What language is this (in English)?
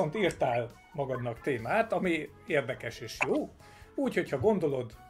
Hungarian